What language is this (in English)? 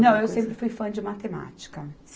Portuguese